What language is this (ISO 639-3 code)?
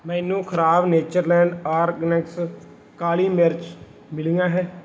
pan